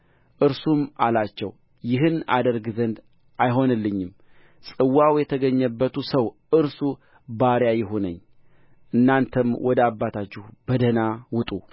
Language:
Amharic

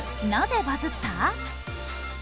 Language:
Japanese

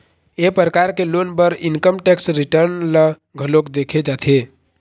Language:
Chhattisgarhi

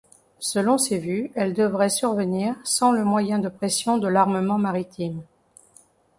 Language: French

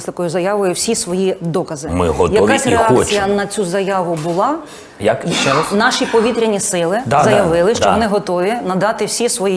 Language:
Ukrainian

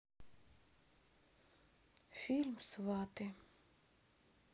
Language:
Russian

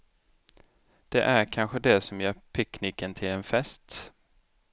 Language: Swedish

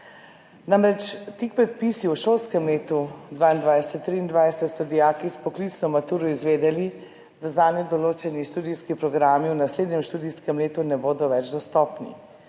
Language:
Slovenian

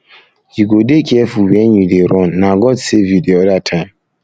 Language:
Nigerian Pidgin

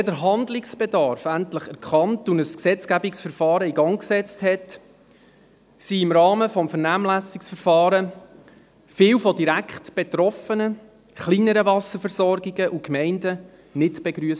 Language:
Swiss German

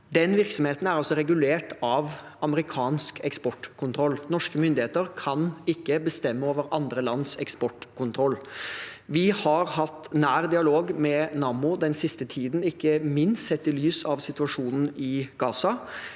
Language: Norwegian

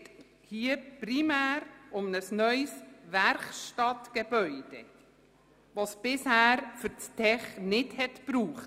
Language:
Swiss German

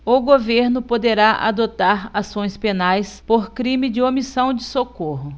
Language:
Portuguese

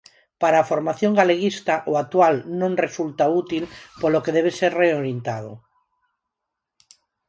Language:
Galician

